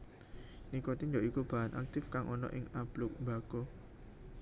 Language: Javanese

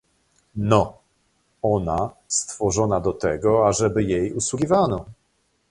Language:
Polish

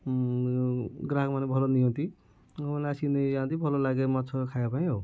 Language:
Odia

